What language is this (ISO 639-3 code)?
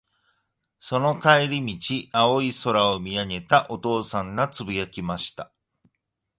jpn